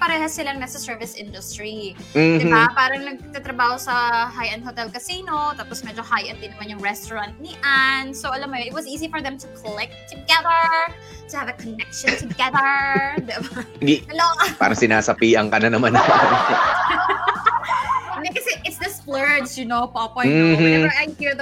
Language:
Filipino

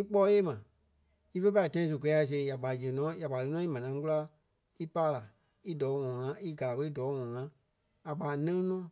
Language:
Kpelle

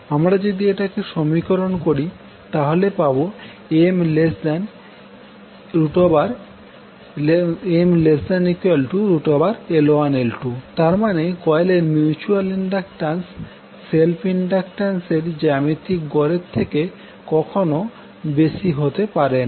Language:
Bangla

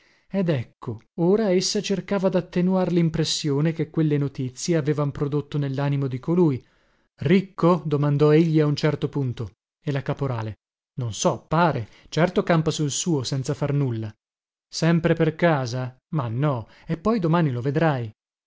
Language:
Italian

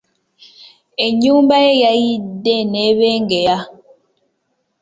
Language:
Ganda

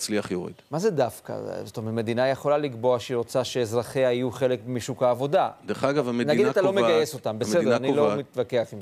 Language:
Hebrew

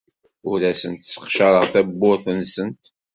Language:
Kabyle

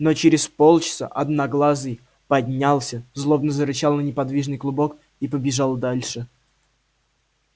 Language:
Russian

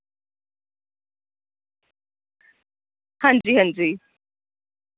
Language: Dogri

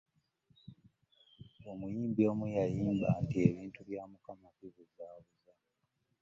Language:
Ganda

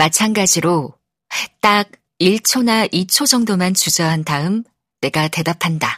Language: Korean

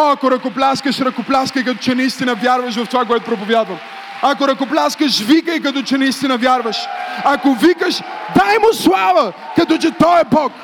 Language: Bulgarian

